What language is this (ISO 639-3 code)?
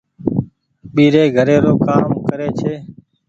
gig